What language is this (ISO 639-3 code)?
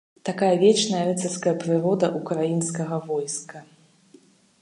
bel